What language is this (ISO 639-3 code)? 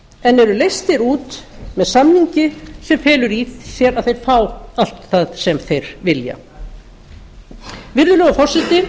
isl